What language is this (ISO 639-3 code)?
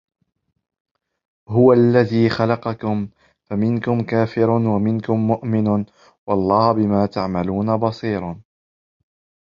ara